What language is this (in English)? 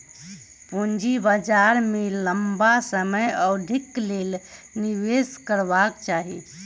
Maithili